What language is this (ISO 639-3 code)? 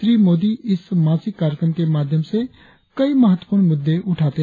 hin